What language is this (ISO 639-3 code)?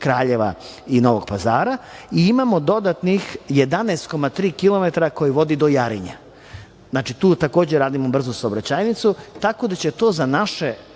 srp